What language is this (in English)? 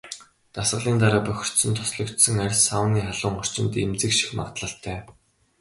Mongolian